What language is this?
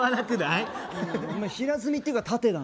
Japanese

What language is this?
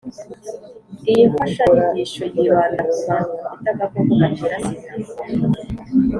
Kinyarwanda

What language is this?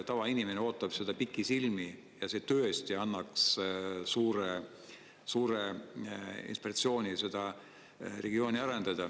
Estonian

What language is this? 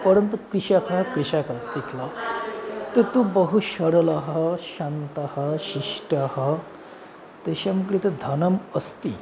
Sanskrit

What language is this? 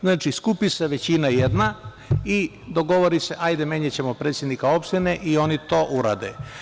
Serbian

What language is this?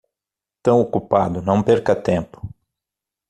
Portuguese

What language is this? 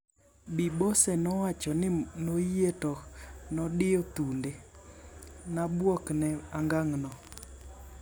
Luo (Kenya and Tanzania)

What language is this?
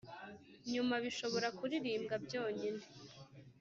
Kinyarwanda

